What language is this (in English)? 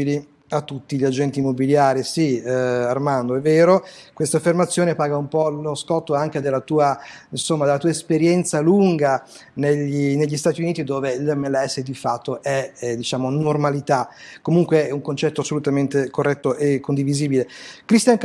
Italian